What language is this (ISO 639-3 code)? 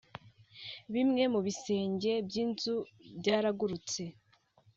kin